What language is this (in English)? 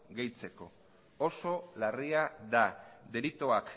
Basque